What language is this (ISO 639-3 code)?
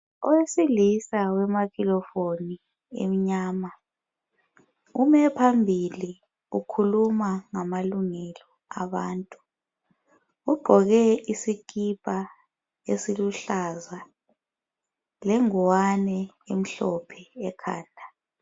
nde